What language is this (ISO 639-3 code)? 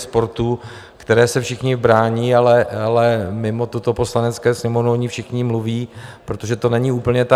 ces